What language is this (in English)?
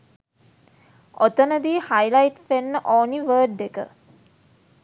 Sinhala